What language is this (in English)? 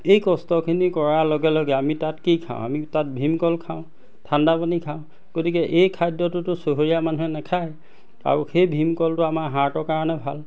Assamese